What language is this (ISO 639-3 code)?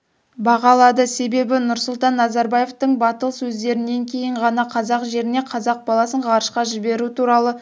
kaz